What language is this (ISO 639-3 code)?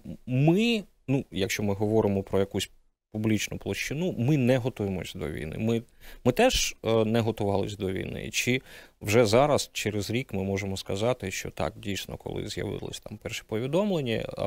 ukr